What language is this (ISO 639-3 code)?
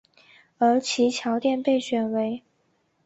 zho